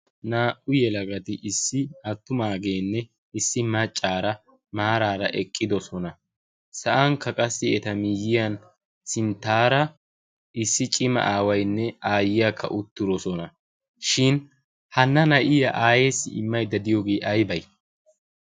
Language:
Wolaytta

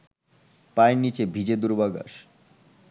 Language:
Bangla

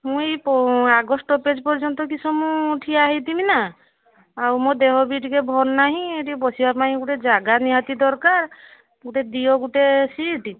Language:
Odia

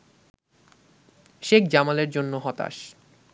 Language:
Bangla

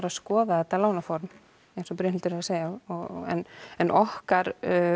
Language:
Icelandic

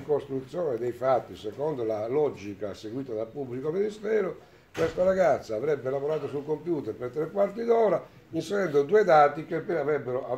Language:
Italian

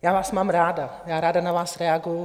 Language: Czech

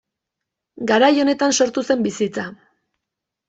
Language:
Basque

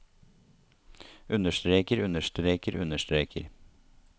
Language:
Norwegian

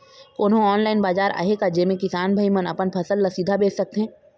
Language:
Chhattisgarhi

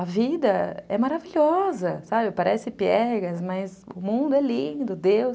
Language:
Portuguese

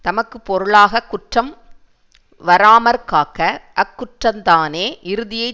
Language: Tamil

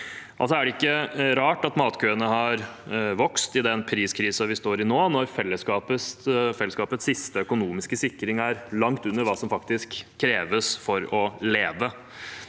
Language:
Norwegian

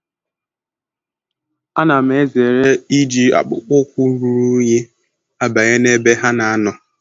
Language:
Igbo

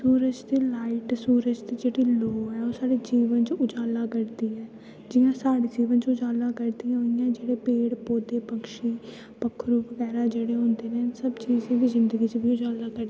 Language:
Dogri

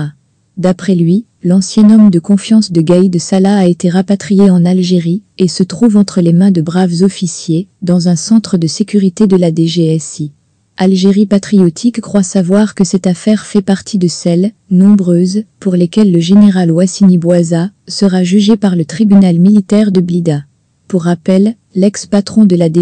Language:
French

